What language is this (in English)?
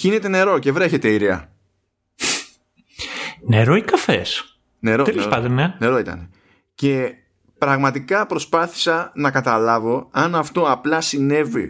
Greek